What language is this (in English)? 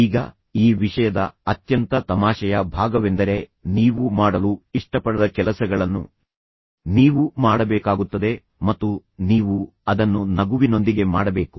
Kannada